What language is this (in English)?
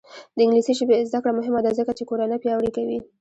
Pashto